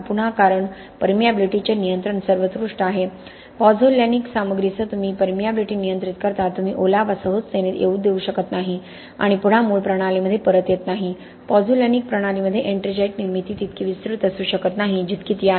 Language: Marathi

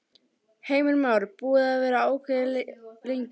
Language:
Icelandic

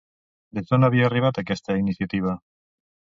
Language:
Catalan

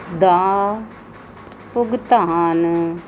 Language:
Punjabi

